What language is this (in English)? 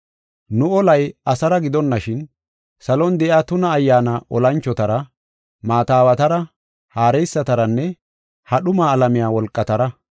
Gofa